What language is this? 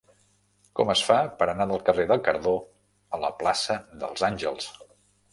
Catalan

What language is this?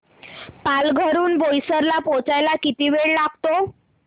Marathi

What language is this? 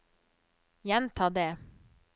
Norwegian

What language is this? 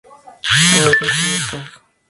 Spanish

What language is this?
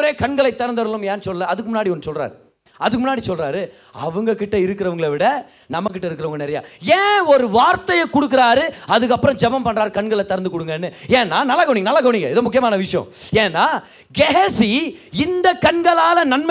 Tamil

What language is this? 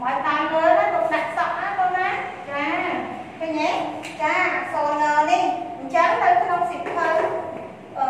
Vietnamese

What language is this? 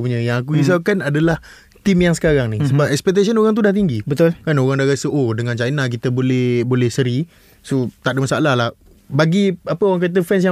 Malay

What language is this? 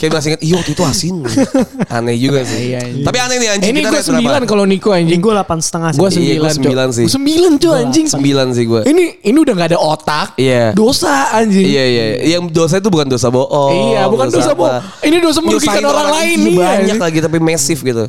Indonesian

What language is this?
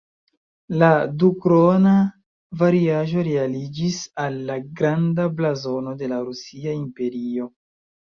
Esperanto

